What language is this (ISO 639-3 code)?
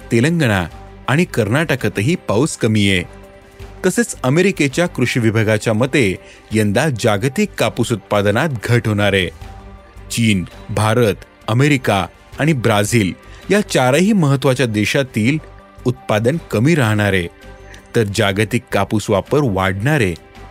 mar